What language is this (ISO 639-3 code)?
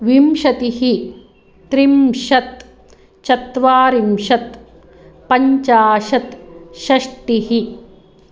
san